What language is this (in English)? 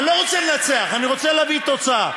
Hebrew